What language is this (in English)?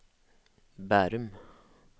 Norwegian